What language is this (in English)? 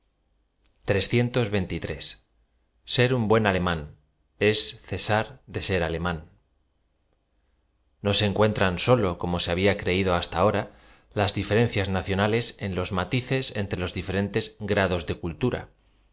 Spanish